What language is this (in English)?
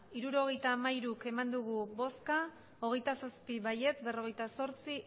Basque